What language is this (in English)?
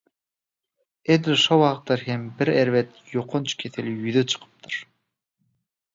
Turkmen